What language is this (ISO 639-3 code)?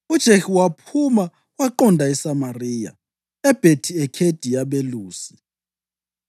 nde